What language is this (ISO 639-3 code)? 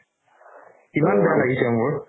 asm